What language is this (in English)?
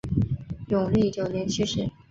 Chinese